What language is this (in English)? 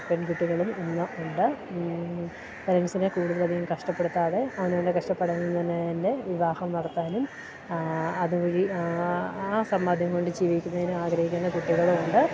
Malayalam